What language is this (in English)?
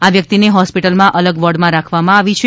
Gujarati